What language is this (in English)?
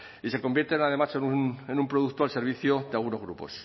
Spanish